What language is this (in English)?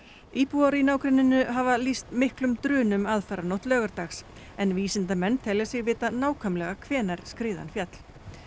Icelandic